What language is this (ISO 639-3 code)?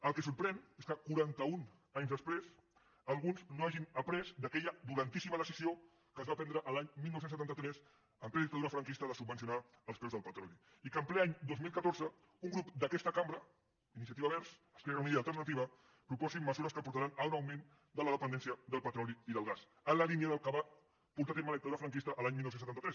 cat